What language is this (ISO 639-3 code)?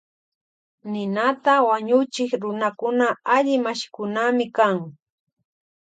qvj